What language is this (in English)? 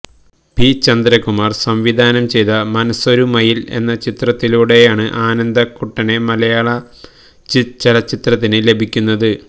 Malayalam